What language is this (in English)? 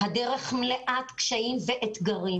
Hebrew